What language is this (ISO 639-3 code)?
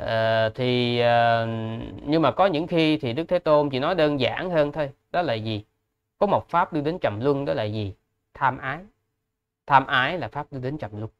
vie